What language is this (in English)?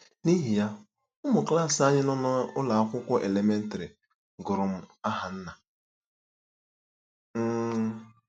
Igbo